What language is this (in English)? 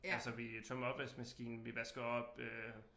Danish